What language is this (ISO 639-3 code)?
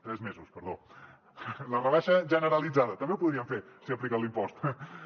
cat